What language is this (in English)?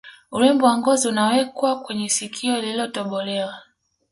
Swahili